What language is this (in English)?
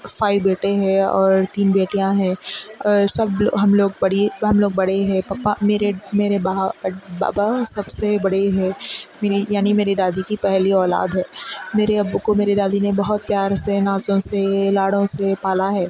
Urdu